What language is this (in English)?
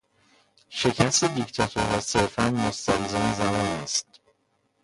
Persian